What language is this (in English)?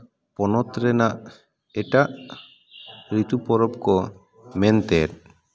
Santali